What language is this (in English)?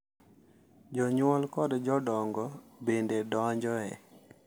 Luo (Kenya and Tanzania)